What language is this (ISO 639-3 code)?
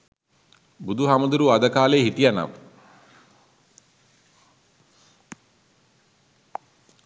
sin